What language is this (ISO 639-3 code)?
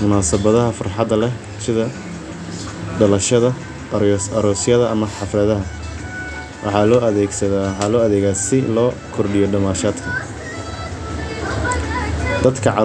som